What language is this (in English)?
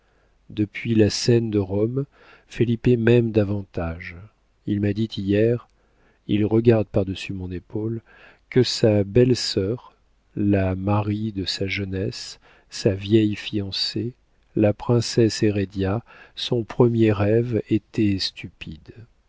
French